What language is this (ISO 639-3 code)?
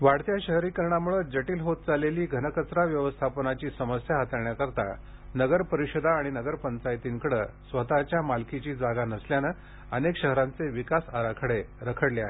mar